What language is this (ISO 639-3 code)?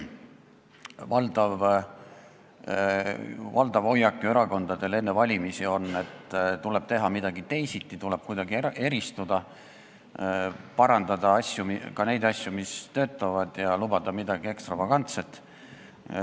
est